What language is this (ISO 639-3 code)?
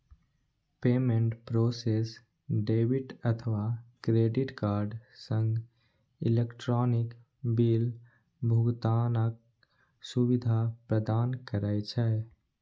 mai